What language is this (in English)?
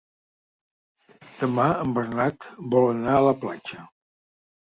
Catalan